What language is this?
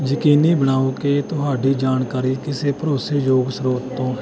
Punjabi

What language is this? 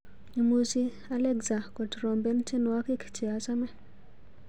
Kalenjin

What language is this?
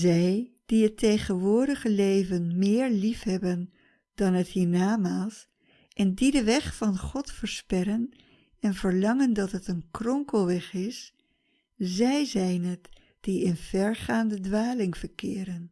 Dutch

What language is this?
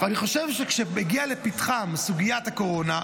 Hebrew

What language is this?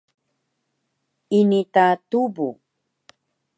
Taroko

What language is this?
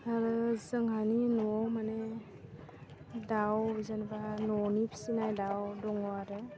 Bodo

